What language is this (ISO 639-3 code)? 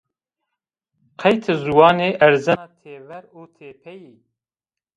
zza